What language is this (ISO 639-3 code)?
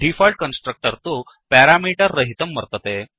san